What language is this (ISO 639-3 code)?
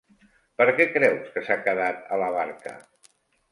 cat